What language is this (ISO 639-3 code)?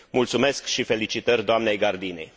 ron